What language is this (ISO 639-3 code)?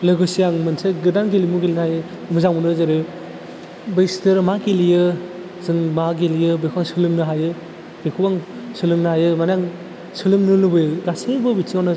brx